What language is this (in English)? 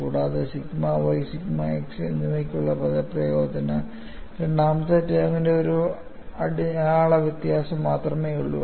Malayalam